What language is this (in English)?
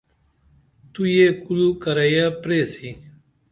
Dameli